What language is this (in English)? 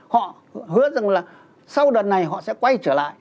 Vietnamese